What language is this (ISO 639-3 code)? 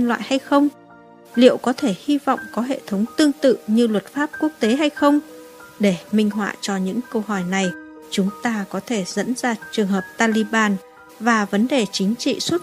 vie